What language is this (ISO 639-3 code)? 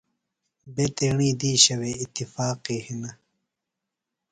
phl